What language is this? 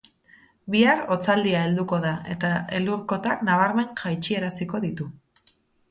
Basque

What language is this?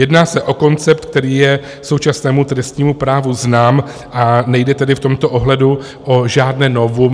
Czech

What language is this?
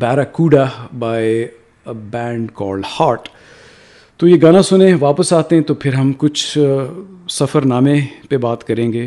Urdu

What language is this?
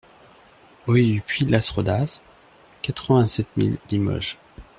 French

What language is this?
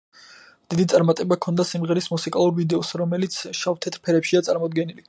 Georgian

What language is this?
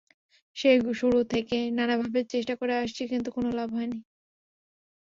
Bangla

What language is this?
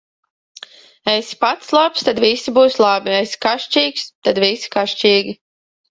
Latvian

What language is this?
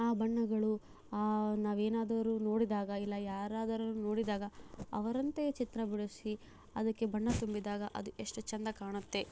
Kannada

